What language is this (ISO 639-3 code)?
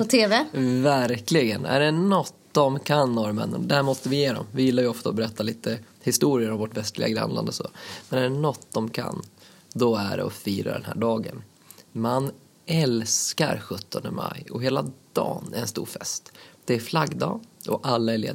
swe